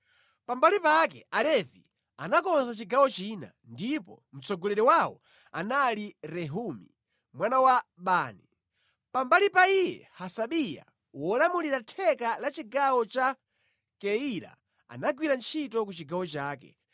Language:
Nyanja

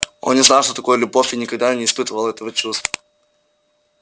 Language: Russian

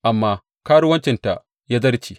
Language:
Hausa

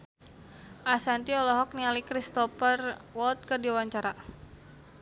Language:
Sundanese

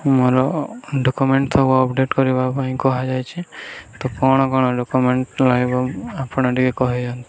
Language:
Odia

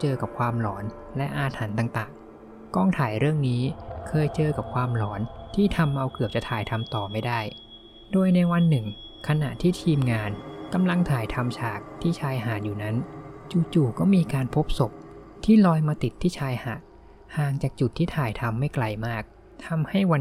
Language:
Thai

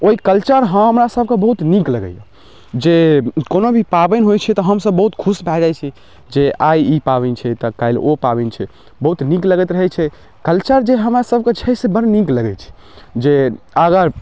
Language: Maithili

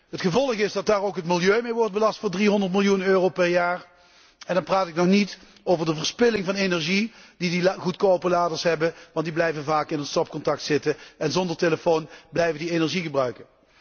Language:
Dutch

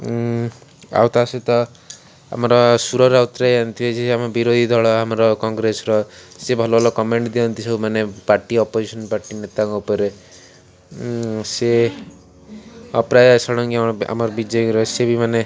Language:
Odia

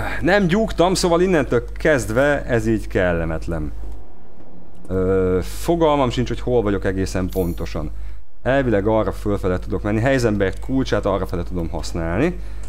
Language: Hungarian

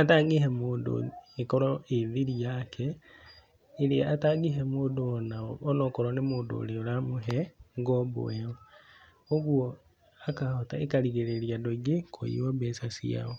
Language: Kikuyu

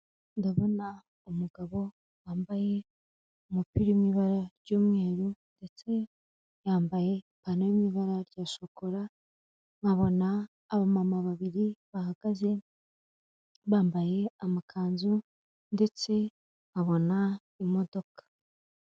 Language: Kinyarwanda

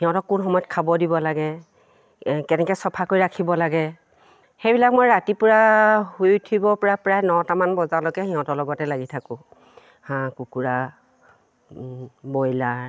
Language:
Assamese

